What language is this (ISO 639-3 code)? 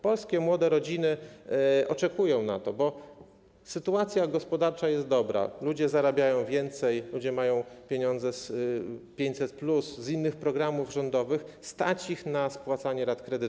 pol